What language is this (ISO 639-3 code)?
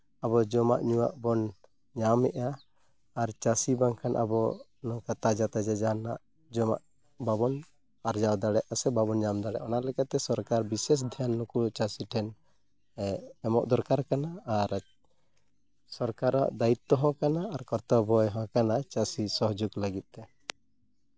sat